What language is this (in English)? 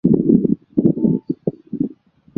Chinese